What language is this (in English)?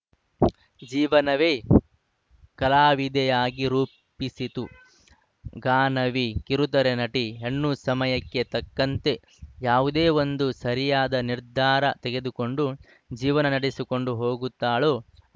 Kannada